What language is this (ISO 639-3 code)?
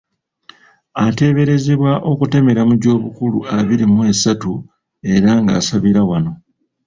lug